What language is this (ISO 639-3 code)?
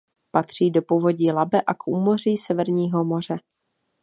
ces